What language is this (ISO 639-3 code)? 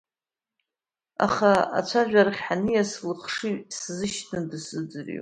abk